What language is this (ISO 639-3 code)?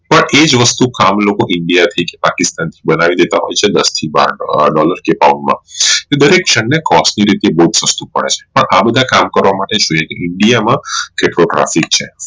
guj